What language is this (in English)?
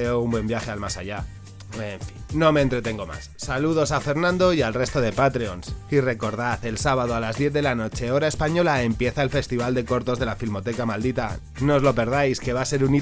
Spanish